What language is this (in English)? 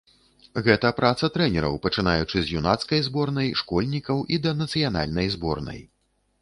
Belarusian